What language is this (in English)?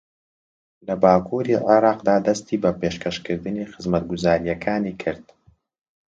Central Kurdish